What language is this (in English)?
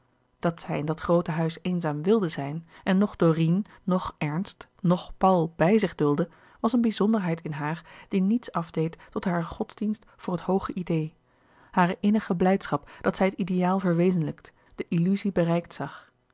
Dutch